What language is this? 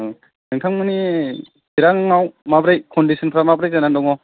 Bodo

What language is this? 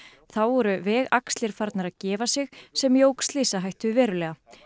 Icelandic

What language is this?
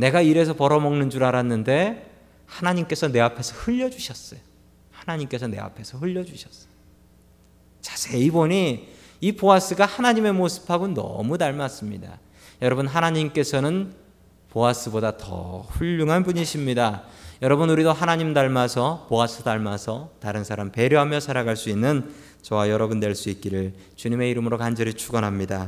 Korean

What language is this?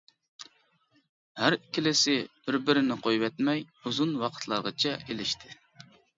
Uyghur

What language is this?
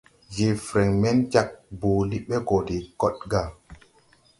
Tupuri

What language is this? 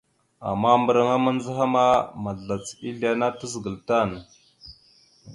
Mada (Cameroon)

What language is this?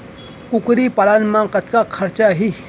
Chhattisgarhi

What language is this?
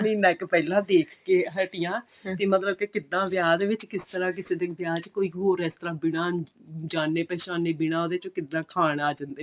Punjabi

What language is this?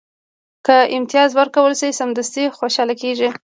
Pashto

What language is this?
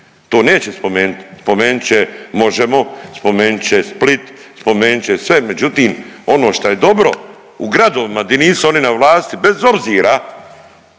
Croatian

